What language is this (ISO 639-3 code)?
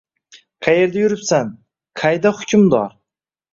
uzb